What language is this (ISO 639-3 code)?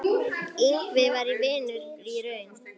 isl